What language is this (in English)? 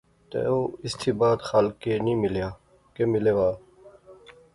Pahari-Potwari